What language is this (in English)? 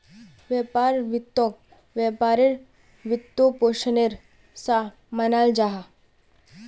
Magahi